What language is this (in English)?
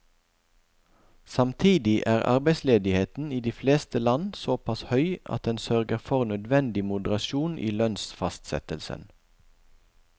Norwegian